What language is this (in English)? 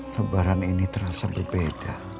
Indonesian